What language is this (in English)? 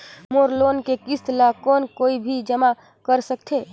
Chhattisgarhi